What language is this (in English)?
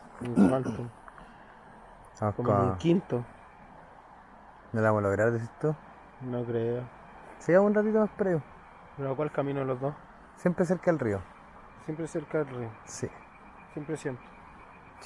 Spanish